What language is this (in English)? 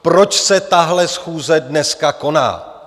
Czech